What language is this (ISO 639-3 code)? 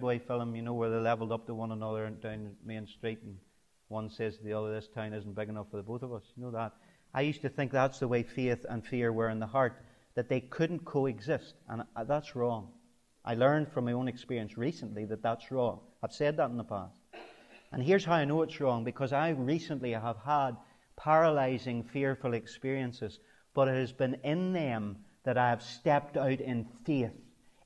eng